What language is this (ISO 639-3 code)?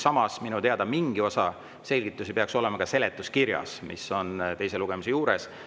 est